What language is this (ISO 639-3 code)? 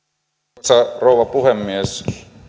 fin